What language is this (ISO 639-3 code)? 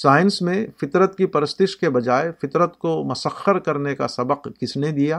urd